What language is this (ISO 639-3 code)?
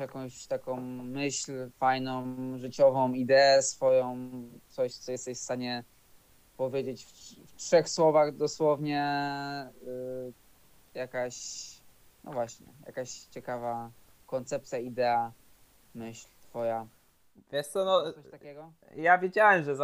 pol